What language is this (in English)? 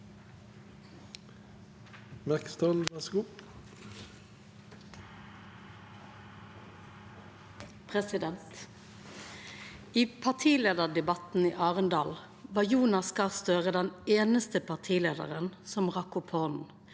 Norwegian